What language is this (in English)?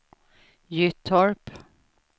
Swedish